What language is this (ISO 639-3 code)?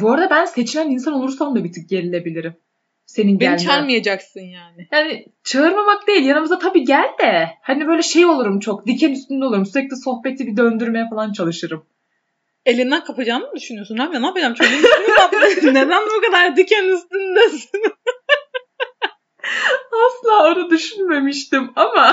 tur